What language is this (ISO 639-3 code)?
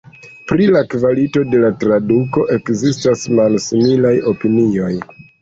epo